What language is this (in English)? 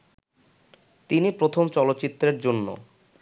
Bangla